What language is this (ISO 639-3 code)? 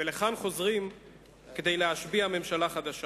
heb